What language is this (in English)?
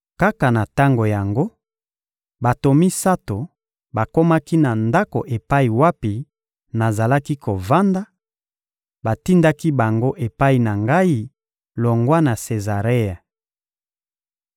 Lingala